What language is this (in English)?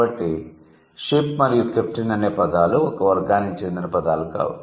Telugu